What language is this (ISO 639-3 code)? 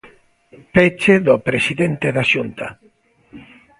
glg